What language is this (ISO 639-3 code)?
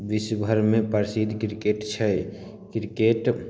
mai